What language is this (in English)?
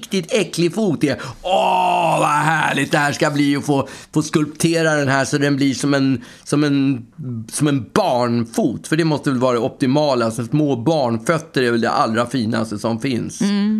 Swedish